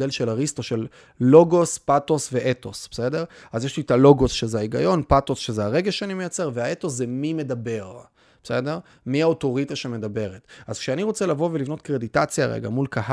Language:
Hebrew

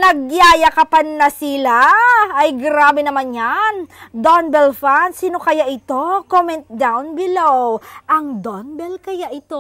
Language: Filipino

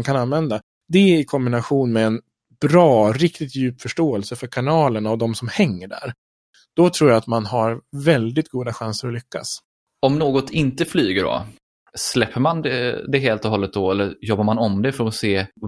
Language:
Swedish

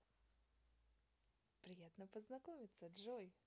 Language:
Russian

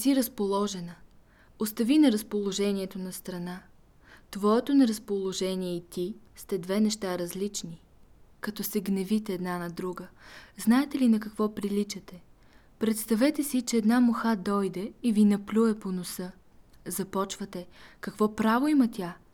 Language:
Bulgarian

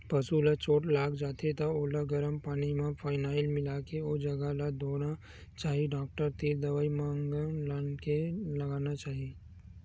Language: Chhattisgarhi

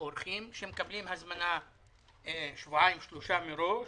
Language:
Hebrew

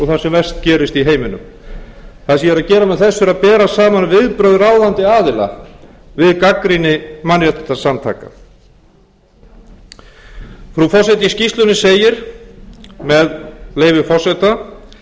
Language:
Icelandic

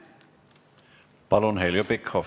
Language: Estonian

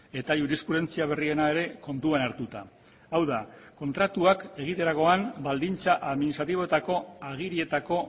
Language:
Basque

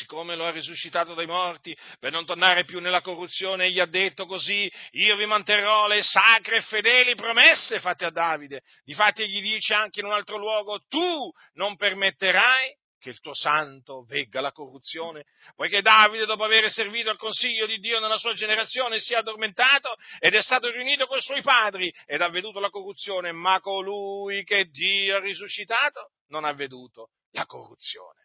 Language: Italian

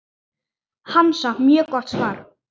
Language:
Icelandic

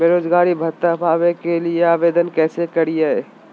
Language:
Magahi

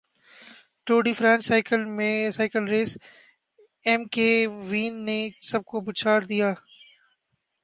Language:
Urdu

